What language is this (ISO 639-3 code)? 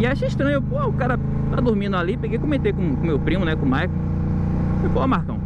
por